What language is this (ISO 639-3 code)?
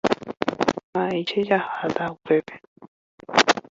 grn